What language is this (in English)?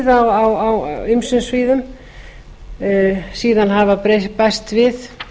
Icelandic